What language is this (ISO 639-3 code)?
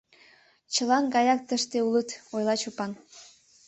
chm